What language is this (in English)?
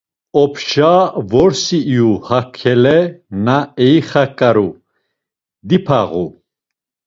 Laz